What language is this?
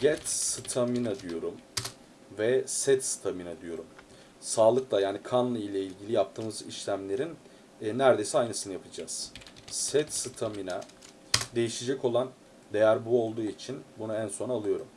Turkish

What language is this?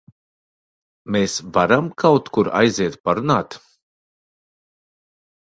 Latvian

